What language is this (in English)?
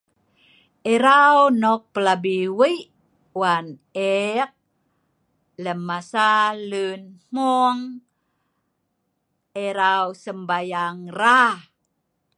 Sa'ban